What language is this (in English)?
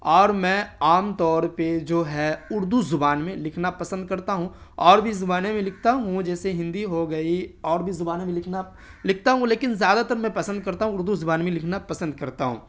Urdu